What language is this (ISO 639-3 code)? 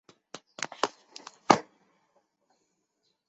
zho